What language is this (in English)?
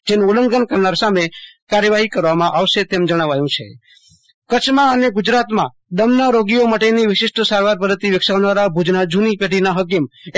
Gujarati